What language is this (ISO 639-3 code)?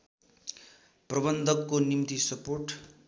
nep